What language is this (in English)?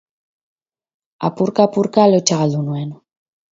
Basque